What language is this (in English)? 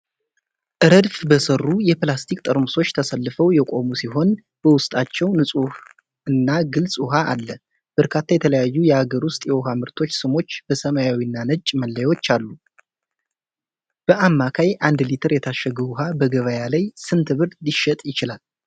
Amharic